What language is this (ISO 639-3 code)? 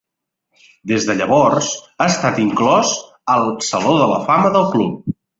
cat